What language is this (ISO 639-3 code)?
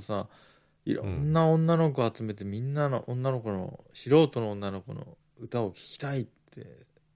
jpn